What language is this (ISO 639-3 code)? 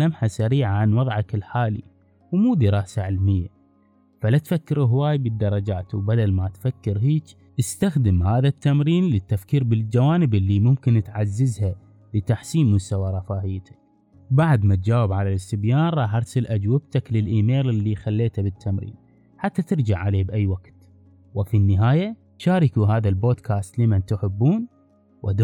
ara